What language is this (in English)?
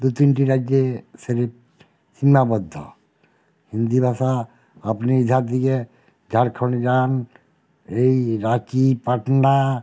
Bangla